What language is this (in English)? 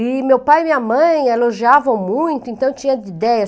Portuguese